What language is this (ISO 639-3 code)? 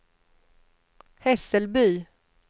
swe